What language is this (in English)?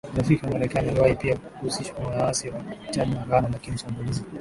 Swahili